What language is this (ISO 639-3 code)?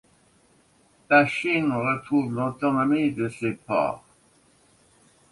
fra